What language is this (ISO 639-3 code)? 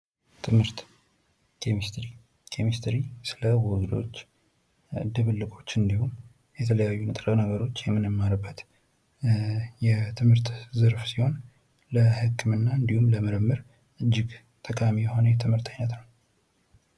amh